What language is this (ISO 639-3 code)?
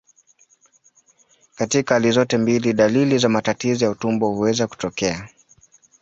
swa